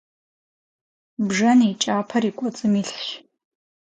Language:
Kabardian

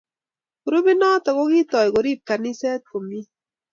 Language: Kalenjin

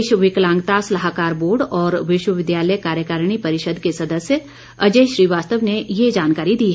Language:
Hindi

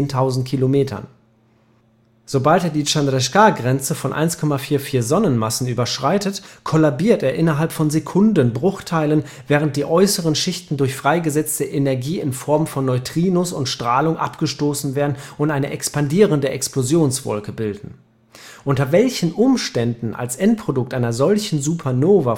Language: German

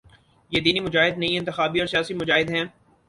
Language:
Urdu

